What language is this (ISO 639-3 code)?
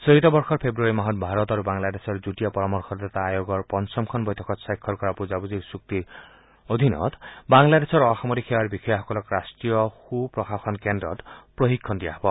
asm